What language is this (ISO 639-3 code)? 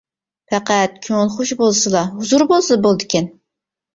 uig